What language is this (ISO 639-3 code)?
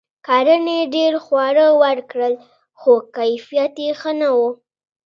pus